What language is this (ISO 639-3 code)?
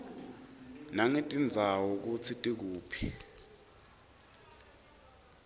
ssw